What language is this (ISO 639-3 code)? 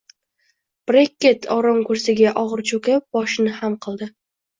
uzb